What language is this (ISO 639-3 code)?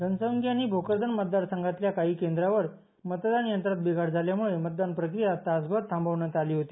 mar